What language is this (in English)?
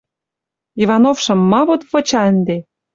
Western Mari